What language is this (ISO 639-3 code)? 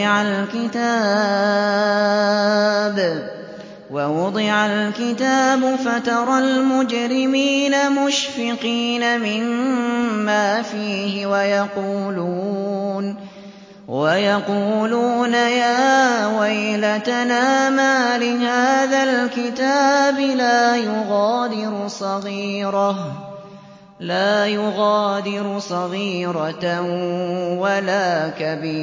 ara